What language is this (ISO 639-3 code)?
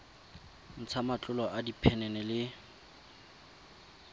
tsn